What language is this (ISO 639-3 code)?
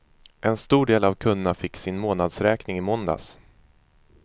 swe